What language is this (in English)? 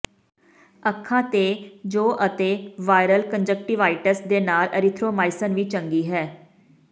Punjabi